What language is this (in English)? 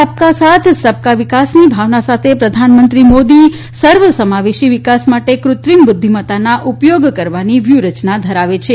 Gujarati